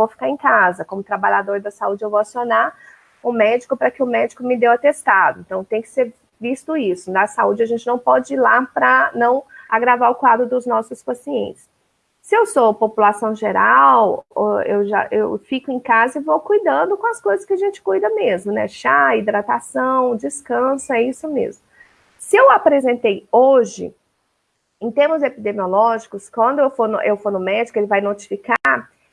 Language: Portuguese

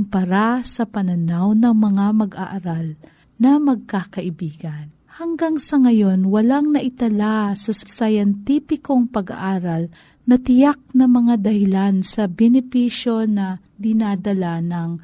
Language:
Filipino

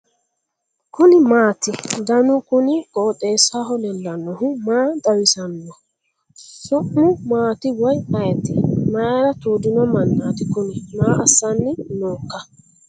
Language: Sidamo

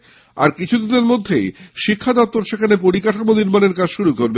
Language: Bangla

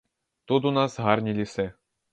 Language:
Ukrainian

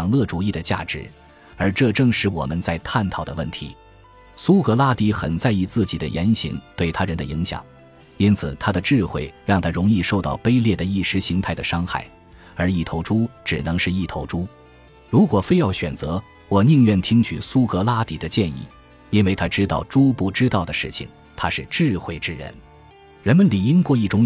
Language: Chinese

